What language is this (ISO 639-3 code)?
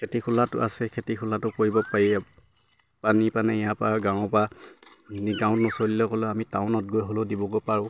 asm